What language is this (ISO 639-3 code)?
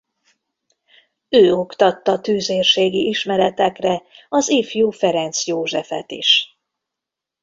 hun